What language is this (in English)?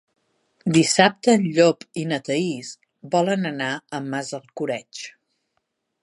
Catalan